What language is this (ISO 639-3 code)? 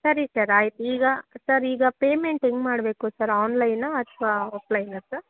kan